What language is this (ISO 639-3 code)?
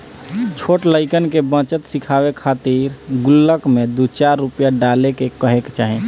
bho